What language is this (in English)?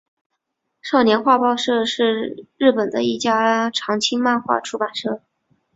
Chinese